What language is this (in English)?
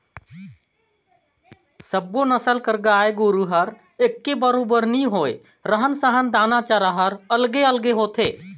Chhattisgarhi